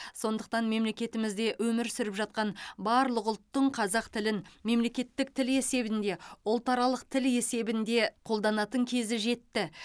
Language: Kazakh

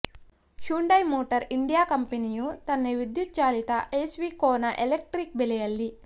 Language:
Kannada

